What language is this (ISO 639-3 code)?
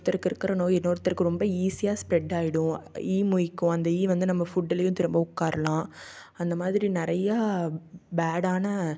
tam